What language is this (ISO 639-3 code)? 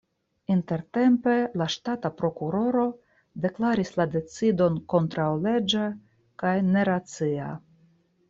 epo